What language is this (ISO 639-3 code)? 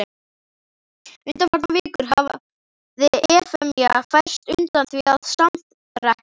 isl